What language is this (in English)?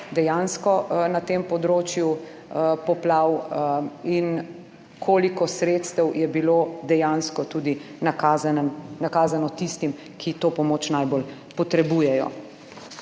Slovenian